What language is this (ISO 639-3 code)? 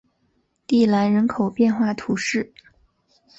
zho